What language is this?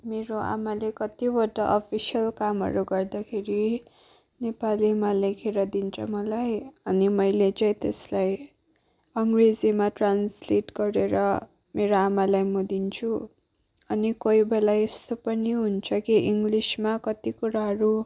Nepali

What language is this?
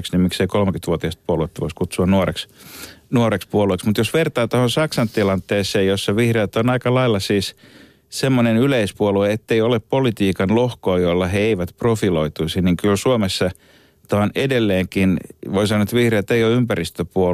Finnish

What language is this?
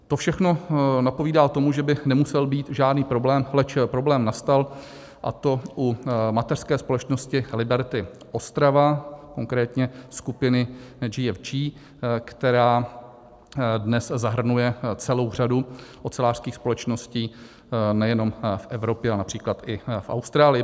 Czech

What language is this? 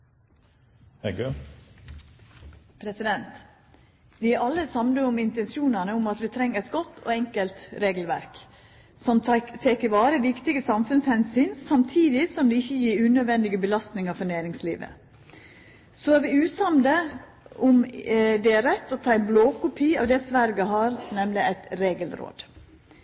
Norwegian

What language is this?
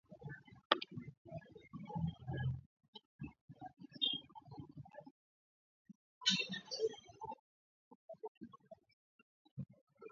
Swahili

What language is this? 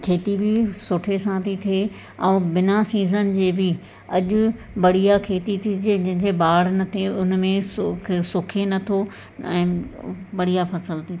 Sindhi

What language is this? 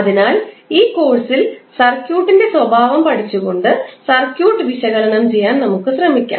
Malayalam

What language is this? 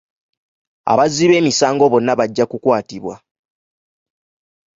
Ganda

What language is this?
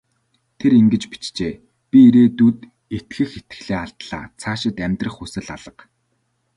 Mongolian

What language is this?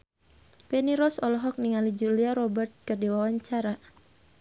Sundanese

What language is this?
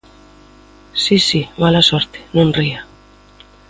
Galician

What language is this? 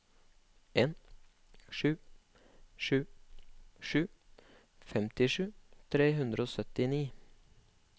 Norwegian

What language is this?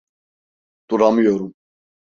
Turkish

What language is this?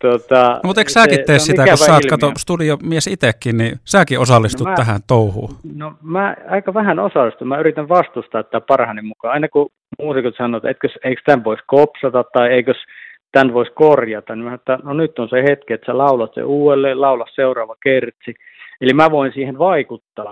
Finnish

